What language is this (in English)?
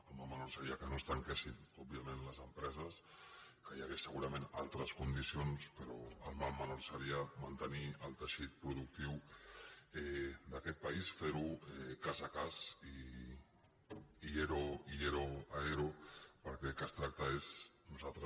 Catalan